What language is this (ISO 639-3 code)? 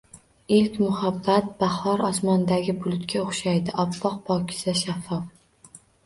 uzb